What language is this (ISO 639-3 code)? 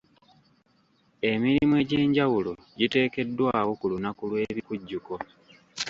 lug